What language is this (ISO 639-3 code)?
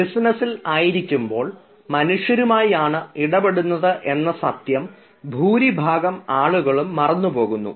mal